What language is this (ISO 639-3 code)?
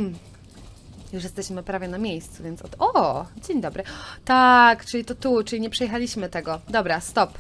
pol